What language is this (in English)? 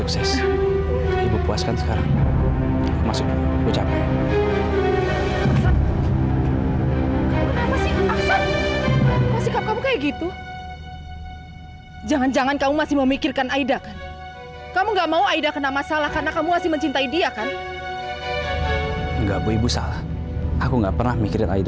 Indonesian